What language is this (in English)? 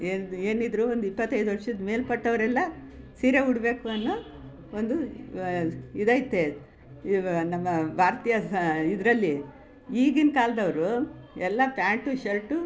Kannada